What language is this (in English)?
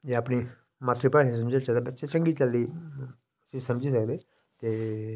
Dogri